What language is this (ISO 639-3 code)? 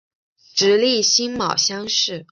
zho